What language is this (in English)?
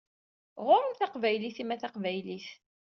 Kabyle